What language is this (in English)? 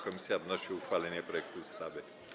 Polish